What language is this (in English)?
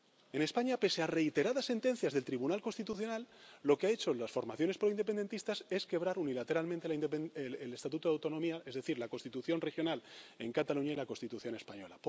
Spanish